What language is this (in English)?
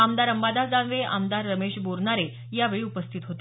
Marathi